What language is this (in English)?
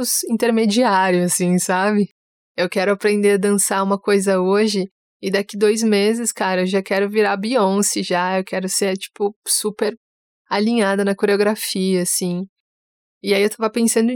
Portuguese